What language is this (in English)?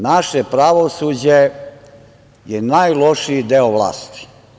Serbian